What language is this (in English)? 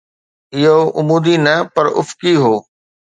Sindhi